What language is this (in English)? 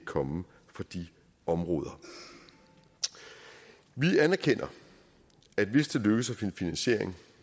Danish